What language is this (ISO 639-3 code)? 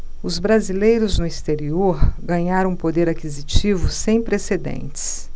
por